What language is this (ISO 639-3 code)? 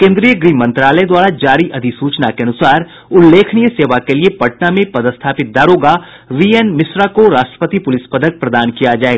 hin